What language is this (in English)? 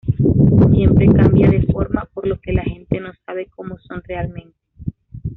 Spanish